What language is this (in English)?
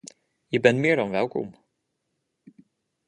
Dutch